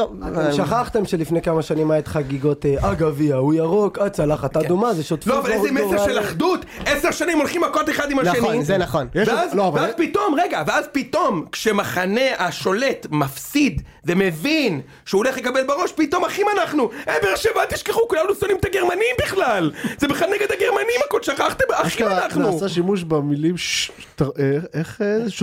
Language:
Hebrew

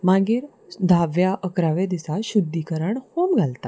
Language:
Konkani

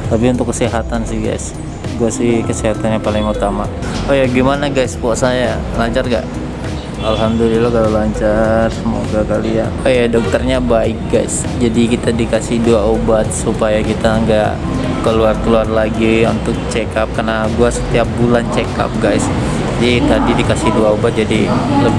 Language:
Indonesian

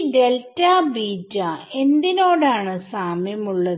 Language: Malayalam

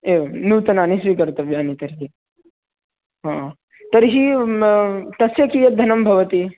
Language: Sanskrit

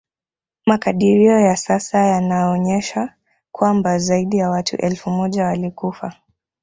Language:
Swahili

